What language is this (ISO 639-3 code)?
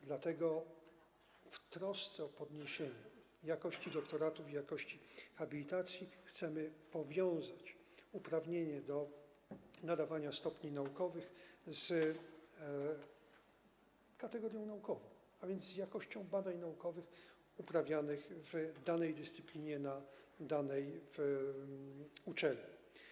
pol